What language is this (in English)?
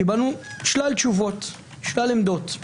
Hebrew